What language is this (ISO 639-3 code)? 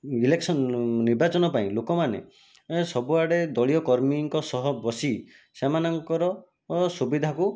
ori